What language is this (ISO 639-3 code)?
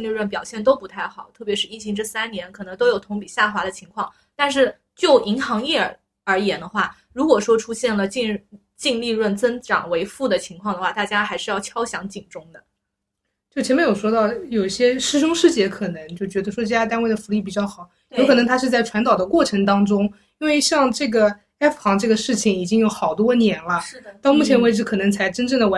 zho